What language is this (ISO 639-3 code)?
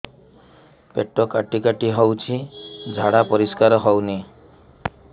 ori